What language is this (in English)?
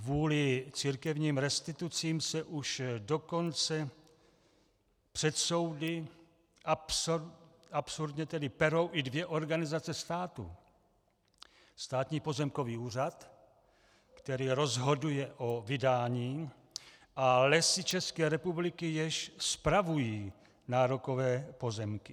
Czech